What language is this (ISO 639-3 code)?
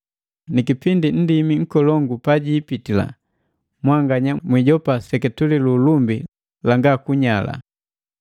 mgv